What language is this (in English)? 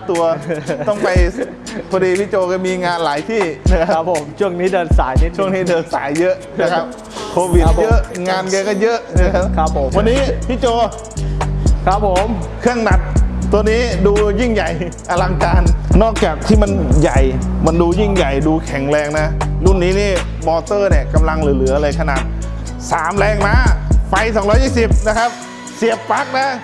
Thai